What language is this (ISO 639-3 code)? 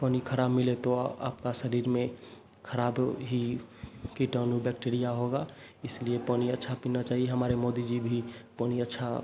hin